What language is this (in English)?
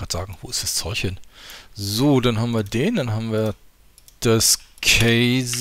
German